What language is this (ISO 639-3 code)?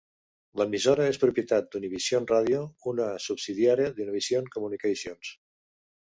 cat